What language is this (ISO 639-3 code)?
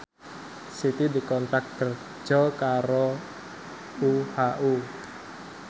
jav